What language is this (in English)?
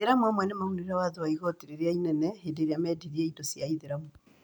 Kikuyu